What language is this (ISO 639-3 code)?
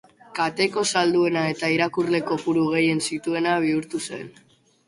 eus